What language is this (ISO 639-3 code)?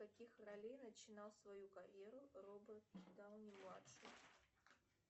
rus